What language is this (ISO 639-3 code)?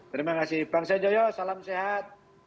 ind